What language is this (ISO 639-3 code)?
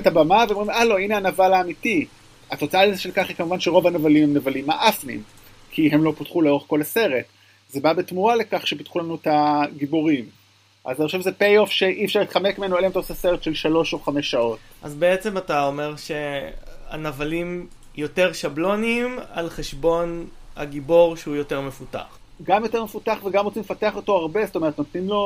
heb